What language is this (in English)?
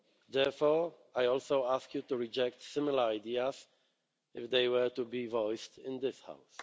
English